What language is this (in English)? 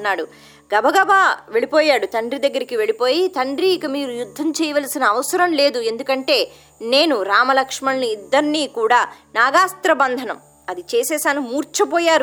Telugu